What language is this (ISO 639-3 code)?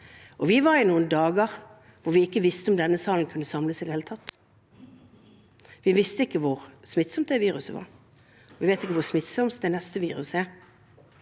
nor